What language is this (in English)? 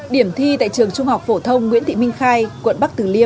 Vietnamese